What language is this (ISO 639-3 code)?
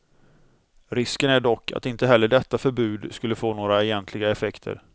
swe